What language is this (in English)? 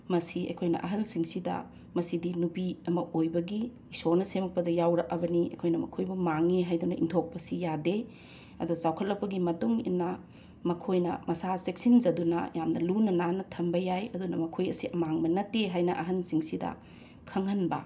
Manipuri